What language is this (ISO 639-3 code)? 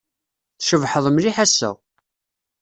kab